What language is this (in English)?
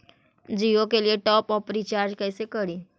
Magahi